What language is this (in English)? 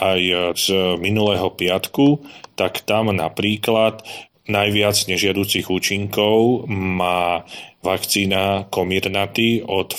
Slovak